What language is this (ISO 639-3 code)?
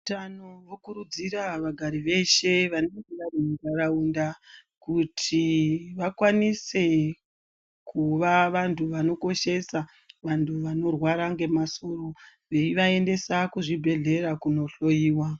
ndc